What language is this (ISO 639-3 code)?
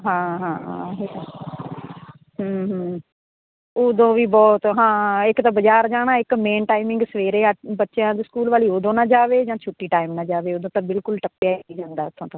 pan